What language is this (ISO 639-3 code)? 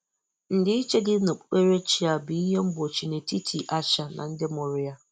ibo